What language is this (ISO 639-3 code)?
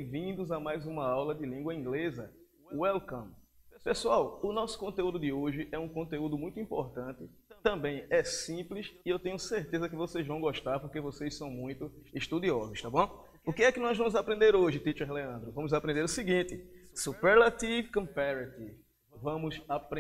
por